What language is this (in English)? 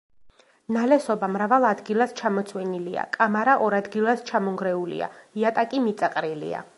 Georgian